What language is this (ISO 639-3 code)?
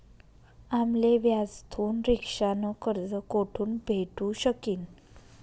mar